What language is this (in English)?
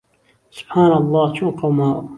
Central Kurdish